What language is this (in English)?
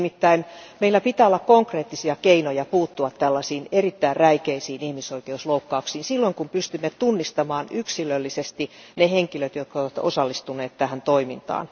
Finnish